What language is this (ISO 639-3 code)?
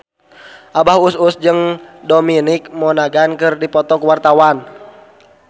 sun